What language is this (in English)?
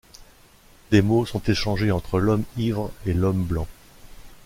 French